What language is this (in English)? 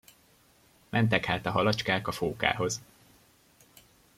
Hungarian